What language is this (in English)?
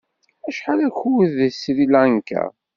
Kabyle